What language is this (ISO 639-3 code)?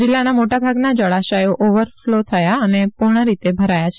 guj